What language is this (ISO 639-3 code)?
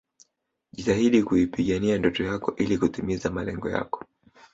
swa